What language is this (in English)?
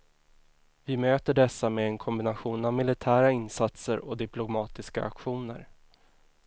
Swedish